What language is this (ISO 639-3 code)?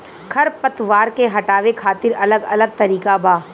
bho